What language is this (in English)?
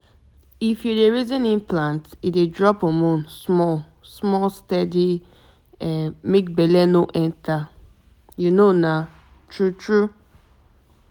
Nigerian Pidgin